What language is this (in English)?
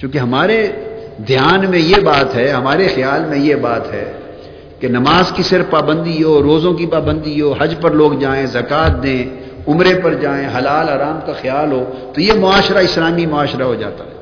Urdu